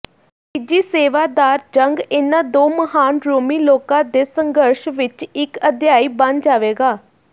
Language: Punjabi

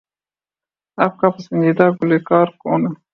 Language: Urdu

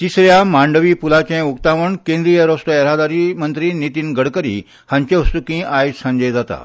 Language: Konkani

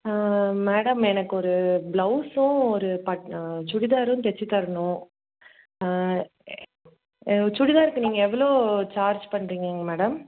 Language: Tamil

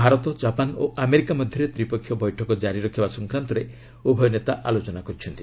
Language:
Odia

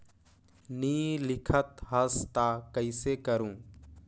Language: Chhattisgarhi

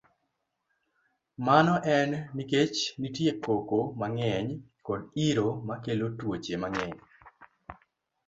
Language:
Luo (Kenya and Tanzania)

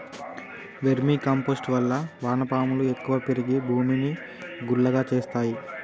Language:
Telugu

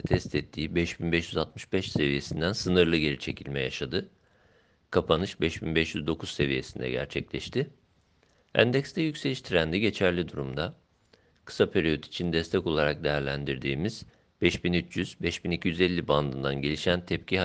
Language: Turkish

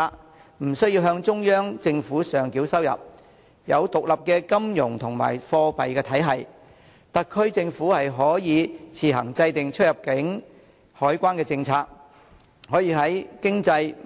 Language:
Cantonese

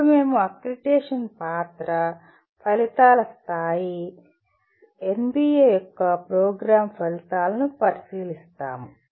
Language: Telugu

